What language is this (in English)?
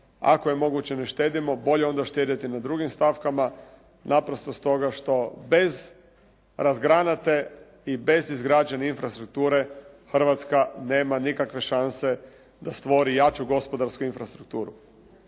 Croatian